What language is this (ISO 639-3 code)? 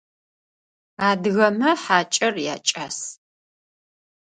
ady